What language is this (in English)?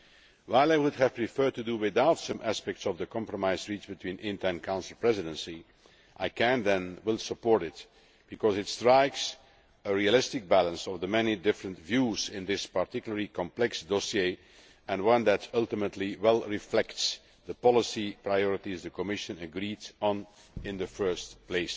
English